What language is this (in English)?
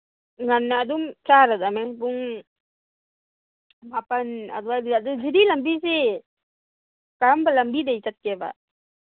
Manipuri